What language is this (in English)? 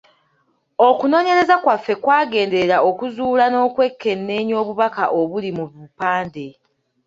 Ganda